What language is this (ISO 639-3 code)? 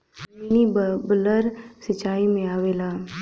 bho